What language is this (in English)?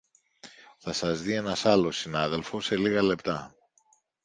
Greek